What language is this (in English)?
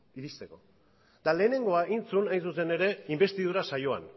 Basque